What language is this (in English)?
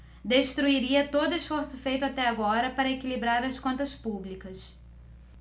Portuguese